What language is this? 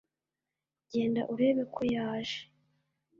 Kinyarwanda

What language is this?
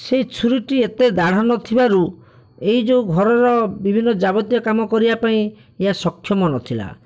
Odia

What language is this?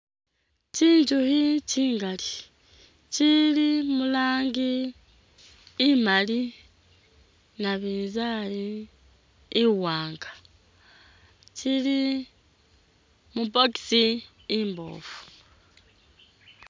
Masaaba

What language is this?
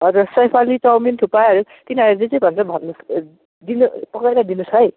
Nepali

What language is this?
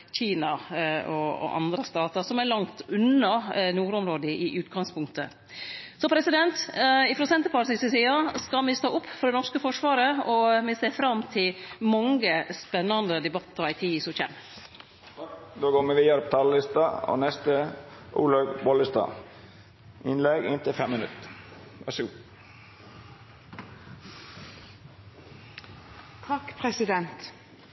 Norwegian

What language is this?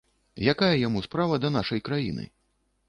Belarusian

